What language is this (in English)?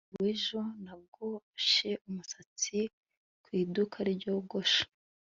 Kinyarwanda